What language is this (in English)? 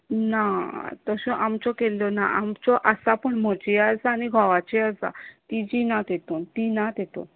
Konkani